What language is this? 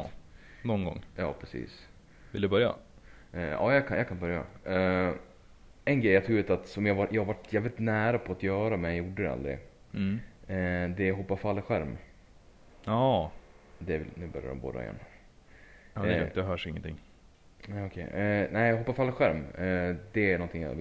Swedish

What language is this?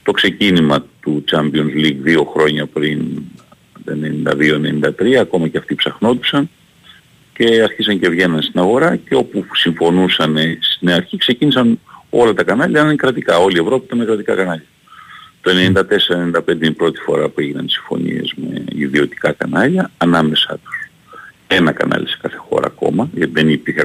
Greek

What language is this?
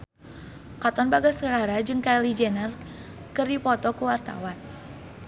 Sundanese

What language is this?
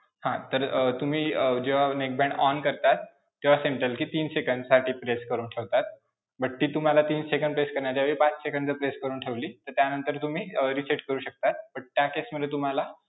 Marathi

